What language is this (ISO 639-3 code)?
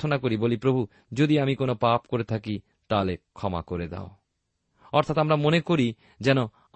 ben